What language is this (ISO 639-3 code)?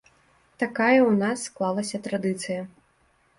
bel